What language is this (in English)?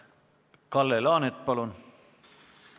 Estonian